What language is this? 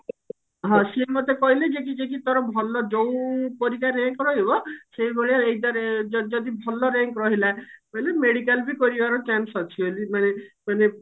Odia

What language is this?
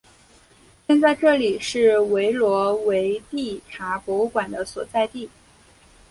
Chinese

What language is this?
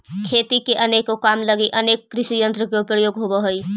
Magahi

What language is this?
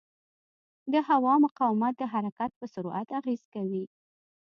Pashto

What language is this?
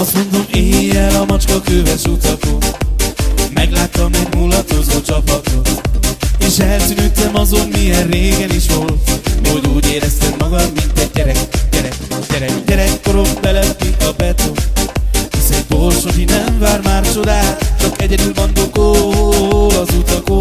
Hungarian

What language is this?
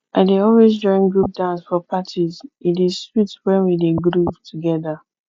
Nigerian Pidgin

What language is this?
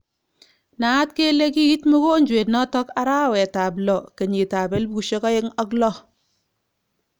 Kalenjin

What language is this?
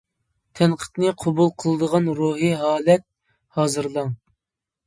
Uyghur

